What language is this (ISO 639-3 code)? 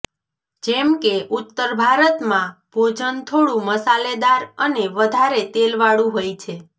guj